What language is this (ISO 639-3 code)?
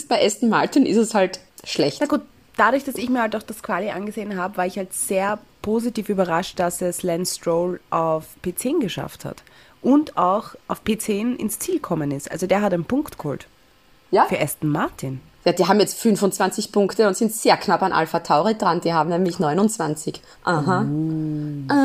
deu